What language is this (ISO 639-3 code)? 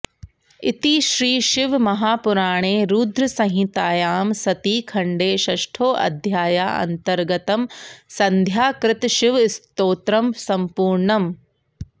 san